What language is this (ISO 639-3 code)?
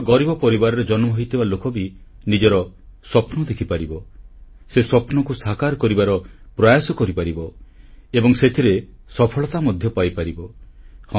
ori